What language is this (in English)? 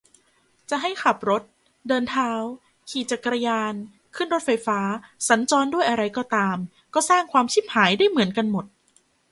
Thai